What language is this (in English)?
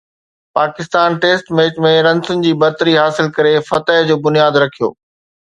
Sindhi